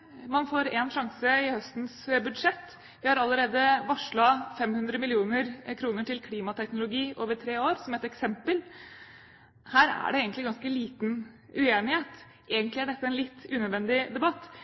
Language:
Norwegian Bokmål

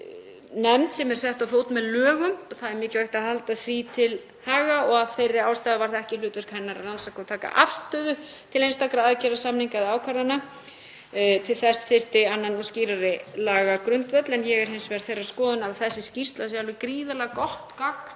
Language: Icelandic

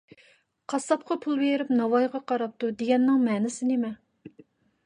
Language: Uyghur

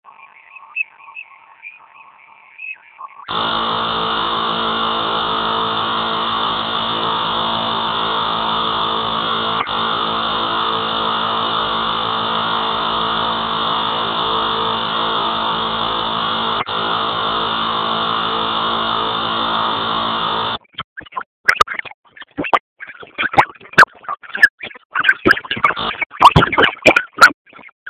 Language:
Swahili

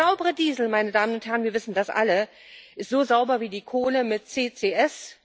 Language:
German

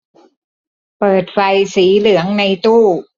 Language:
Thai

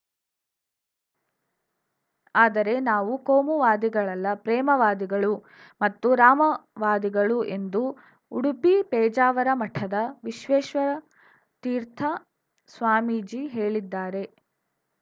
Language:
Kannada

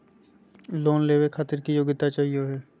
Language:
Magahi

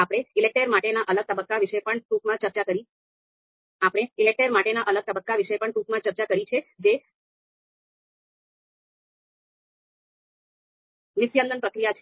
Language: Gujarati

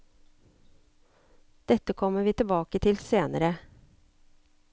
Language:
Norwegian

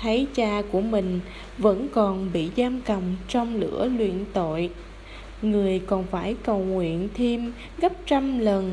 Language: Vietnamese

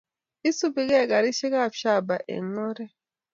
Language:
Kalenjin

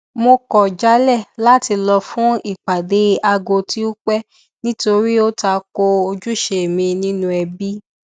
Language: Yoruba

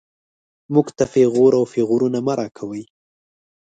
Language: Pashto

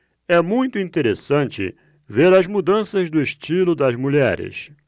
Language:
Portuguese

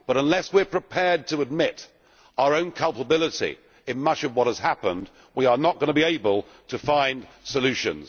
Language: English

